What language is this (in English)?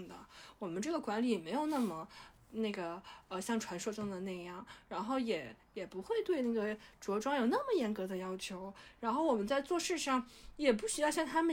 Chinese